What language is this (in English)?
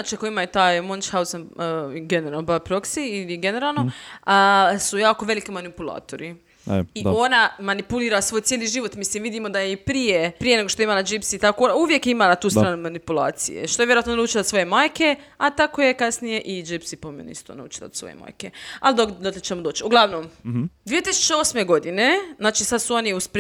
Croatian